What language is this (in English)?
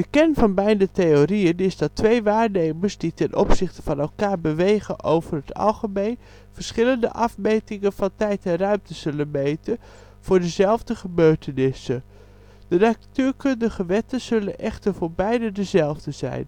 Dutch